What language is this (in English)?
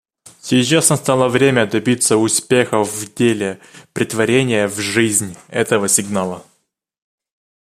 Russian